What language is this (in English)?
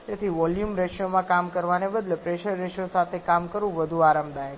Gujarati